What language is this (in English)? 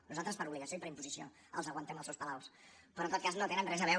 Catalan